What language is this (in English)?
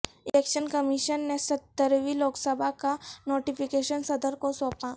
Urdu